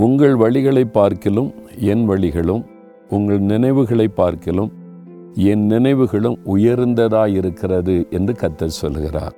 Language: Tamil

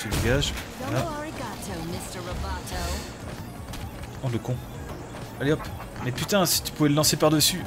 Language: French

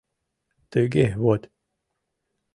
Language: Mari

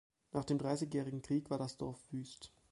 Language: German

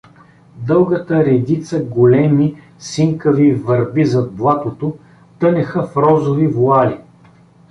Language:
Bulgarian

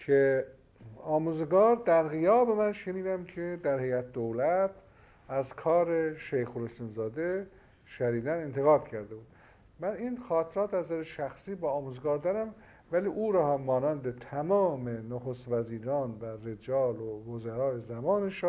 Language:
Persian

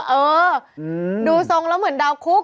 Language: Thai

